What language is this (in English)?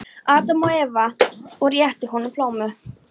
Icelandic